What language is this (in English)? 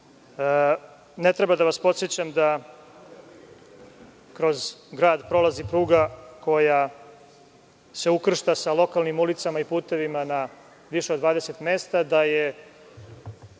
Serbian